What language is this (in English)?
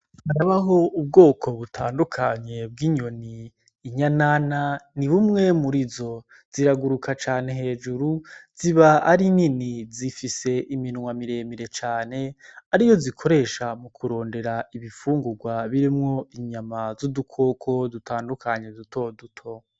Rundi